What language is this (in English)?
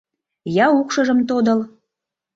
Mari